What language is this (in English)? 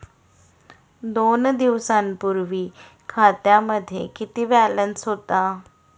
Marathi